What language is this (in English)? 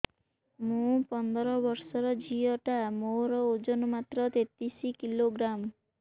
Odia